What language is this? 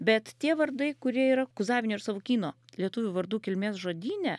Lithuanian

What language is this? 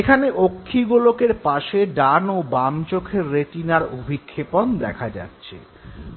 Bangla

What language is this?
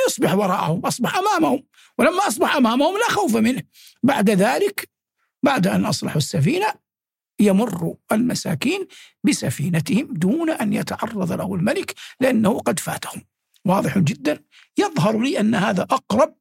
Arabic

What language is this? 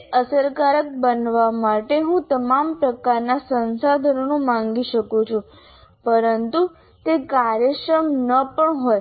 Gujarati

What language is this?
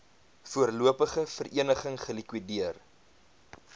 Afrikaans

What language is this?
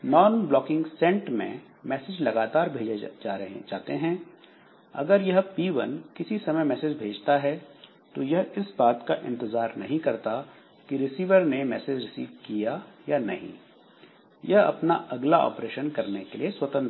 Hindi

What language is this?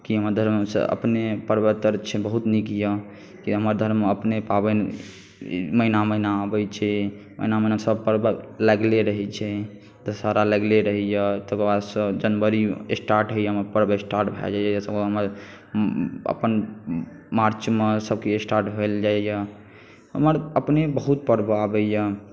Maithili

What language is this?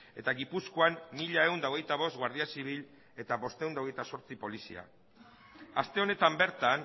Basque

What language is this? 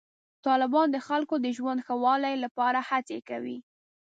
Pashto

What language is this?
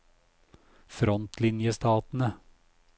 Norwegian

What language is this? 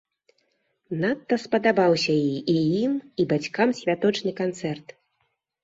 Belarusian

